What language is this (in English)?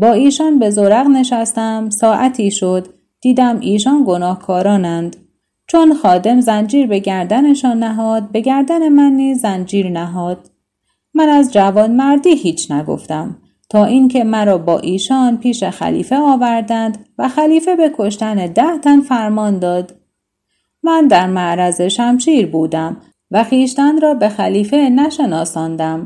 Persian